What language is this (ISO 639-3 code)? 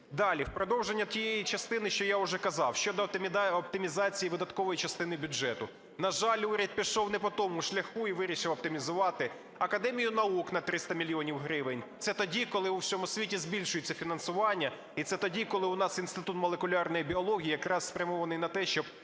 ukr